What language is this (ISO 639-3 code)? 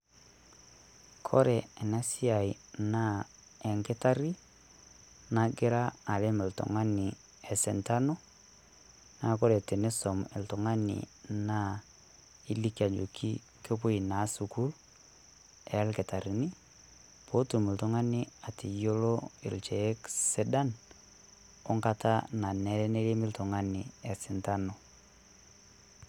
mas